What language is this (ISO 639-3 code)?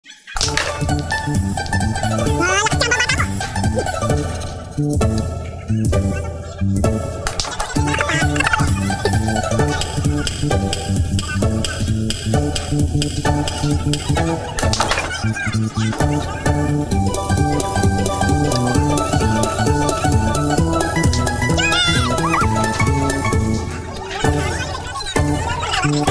ara